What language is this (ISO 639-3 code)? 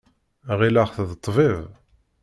kab